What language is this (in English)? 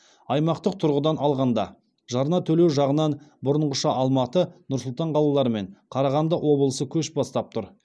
Kazakh